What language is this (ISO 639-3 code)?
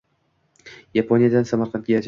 uzb